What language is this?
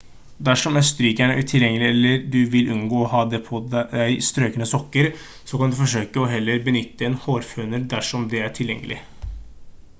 Norwegian Bokmål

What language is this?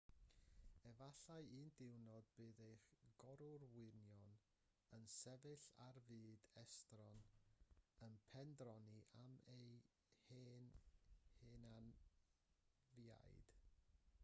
Welsh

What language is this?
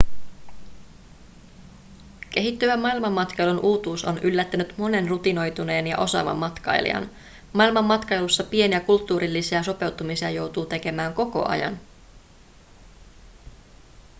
Finnish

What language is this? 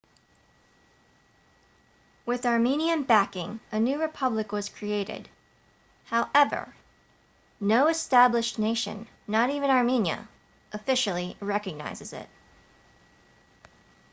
English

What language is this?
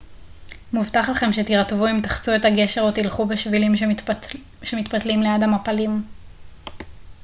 Hebrew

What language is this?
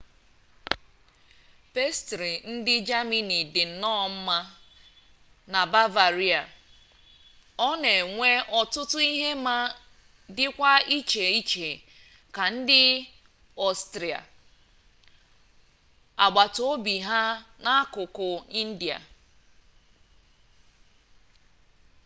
Igbo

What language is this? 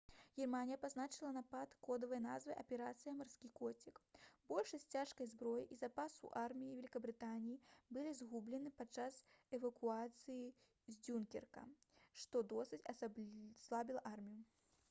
Belarusian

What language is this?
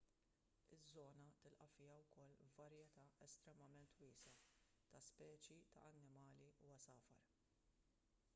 Maltese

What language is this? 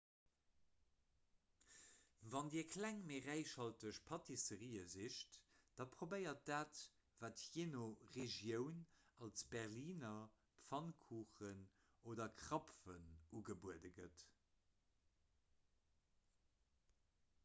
Luxembourgish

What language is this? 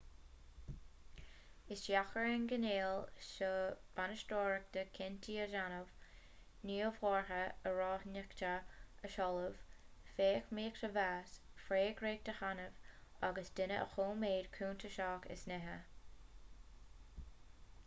Irish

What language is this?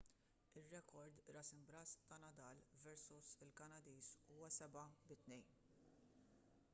Maltese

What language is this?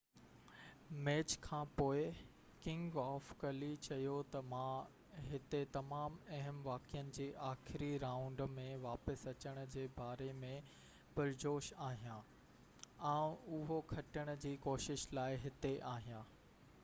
Sindhi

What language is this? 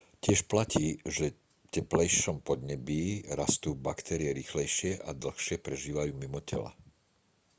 Slovak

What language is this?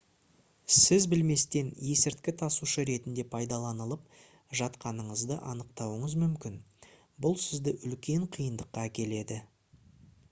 Kazakh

